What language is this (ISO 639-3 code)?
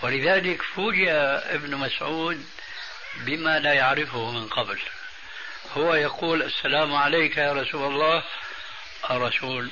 ara